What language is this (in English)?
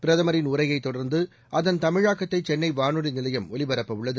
Tamil